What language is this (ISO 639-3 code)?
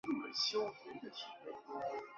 zho